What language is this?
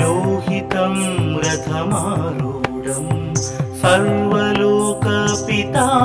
Hindi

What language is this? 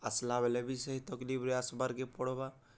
Odia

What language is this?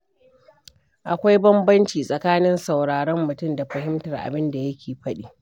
Hausa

